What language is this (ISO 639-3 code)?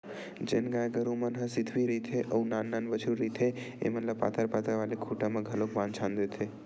hne